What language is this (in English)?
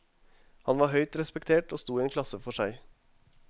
Norwegian